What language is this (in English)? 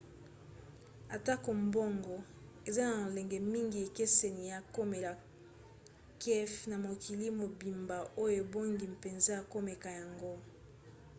Lingala